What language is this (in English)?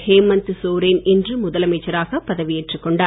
Tamil